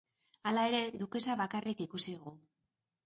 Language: Basque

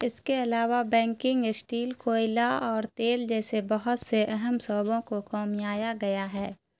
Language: Urdu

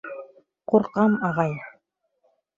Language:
Bashkir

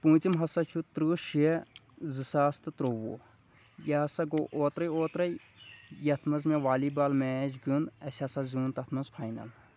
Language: Kashmiri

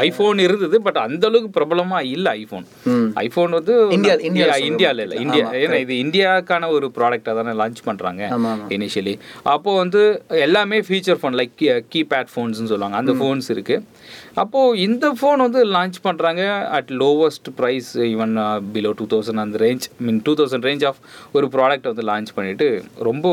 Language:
Tamil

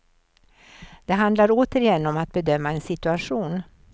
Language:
Swedish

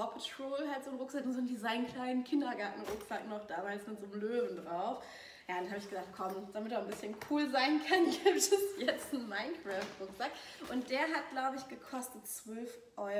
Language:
German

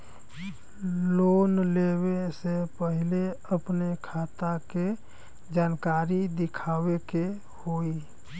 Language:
Bhojpuri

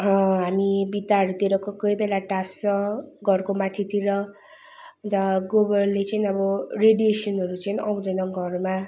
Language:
Nepali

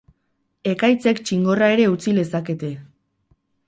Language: Basque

